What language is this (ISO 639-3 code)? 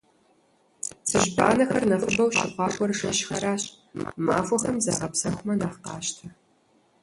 kbd